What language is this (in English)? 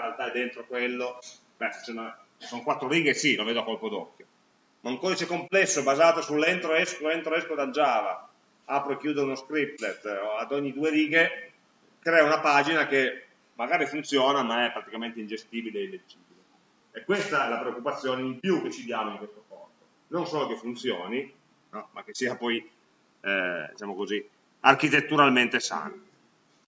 Italian